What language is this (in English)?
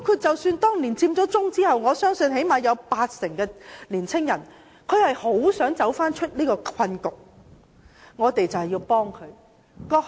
Cantonese